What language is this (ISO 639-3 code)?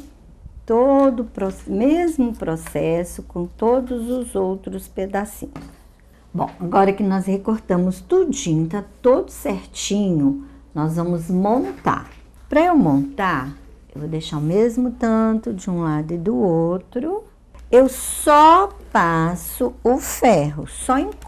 por